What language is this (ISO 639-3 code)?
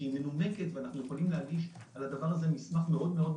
heb